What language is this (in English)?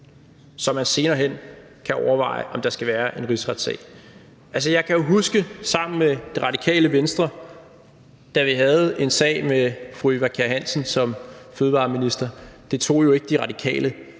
Danish